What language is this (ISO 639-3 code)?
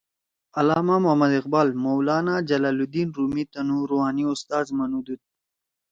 trw